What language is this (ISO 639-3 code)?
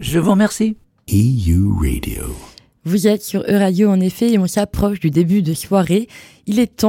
fra